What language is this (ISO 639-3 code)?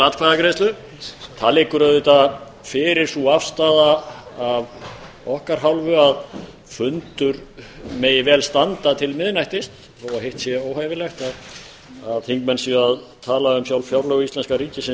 isl